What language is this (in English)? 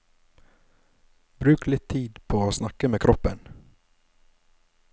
Norwegian